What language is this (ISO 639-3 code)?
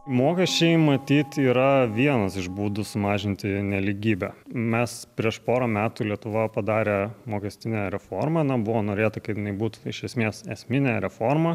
lit